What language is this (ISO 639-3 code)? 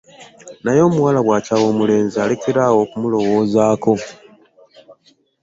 lug